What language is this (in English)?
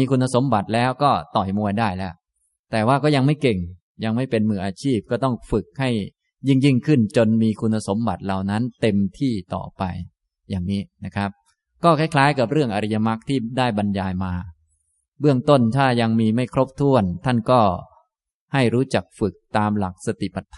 Thai